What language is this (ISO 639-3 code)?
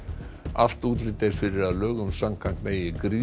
isl